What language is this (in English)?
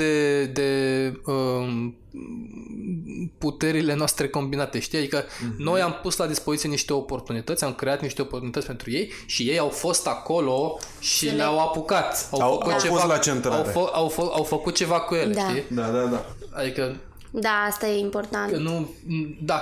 Romanian